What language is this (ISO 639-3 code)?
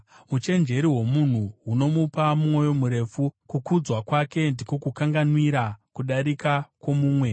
sna